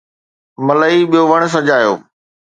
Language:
Sindhi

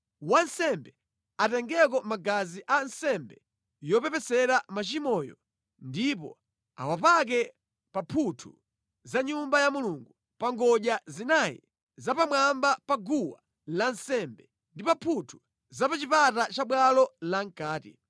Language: Nyanja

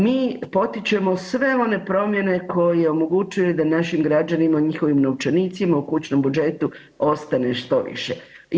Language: Croatian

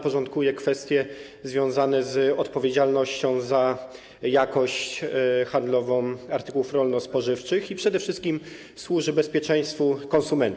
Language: Polish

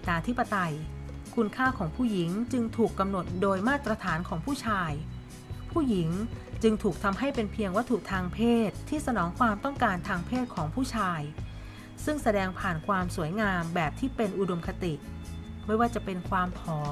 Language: Thai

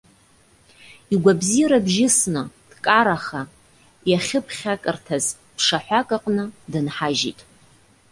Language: Abkhazian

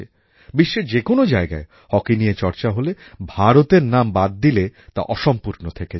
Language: Bangla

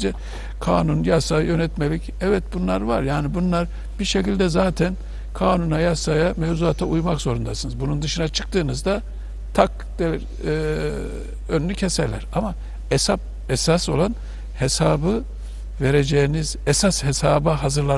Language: Turkish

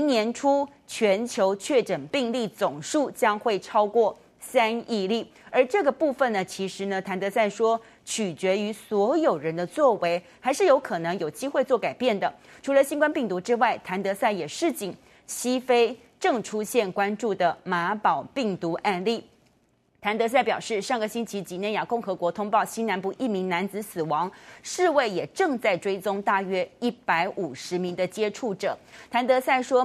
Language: Chinese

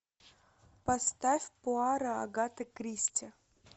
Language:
Russian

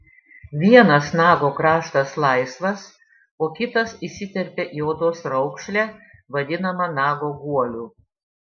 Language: Lithuanian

